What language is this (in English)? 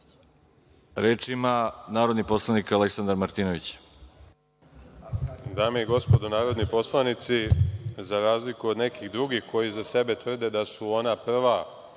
Serbian